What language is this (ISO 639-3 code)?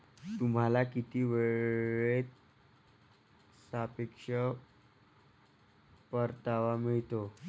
mar